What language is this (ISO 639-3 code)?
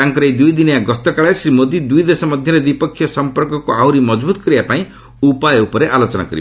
ori